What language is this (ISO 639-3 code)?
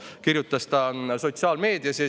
est